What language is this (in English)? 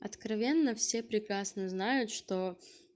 Russian